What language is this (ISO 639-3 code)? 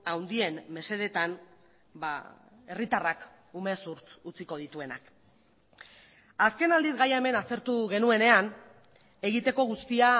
eus